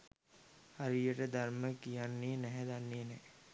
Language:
Sinhala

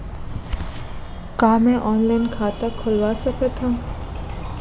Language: Chhattisgarhi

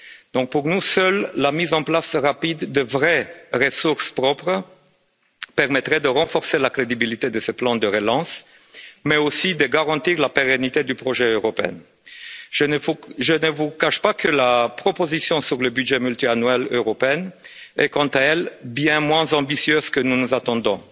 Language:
French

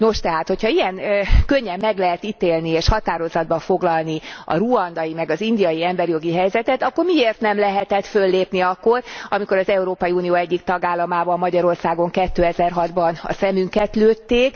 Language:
Hungarian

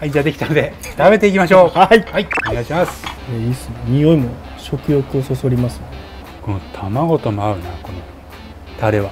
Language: Japanese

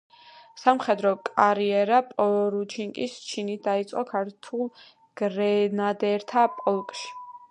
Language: Georgian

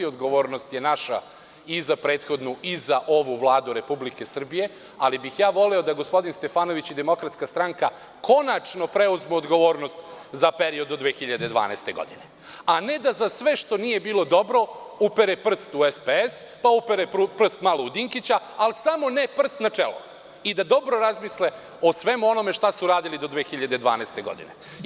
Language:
Serbian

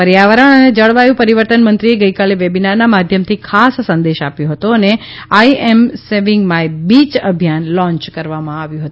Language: Gujarati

